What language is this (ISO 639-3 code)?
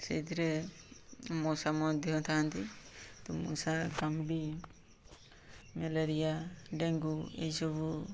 ori